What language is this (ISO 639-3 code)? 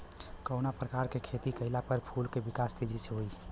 bho